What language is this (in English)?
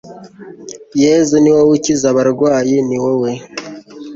Kinyarwanda